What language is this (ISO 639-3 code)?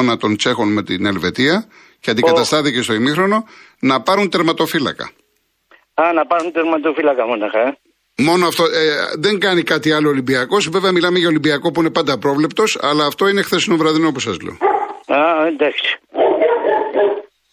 ell